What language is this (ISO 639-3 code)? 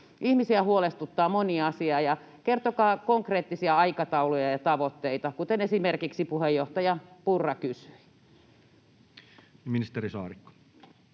fin